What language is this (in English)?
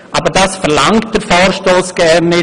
Swiss German